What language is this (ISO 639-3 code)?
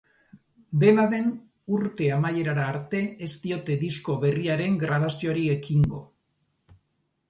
eus